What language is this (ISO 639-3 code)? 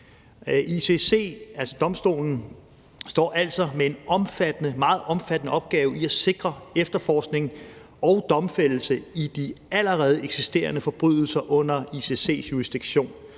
dan